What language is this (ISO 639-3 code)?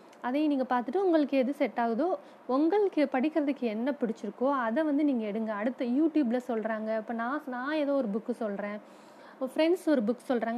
tam